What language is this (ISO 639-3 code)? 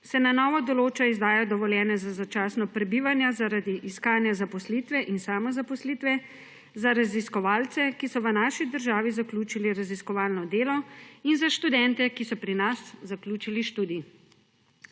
slv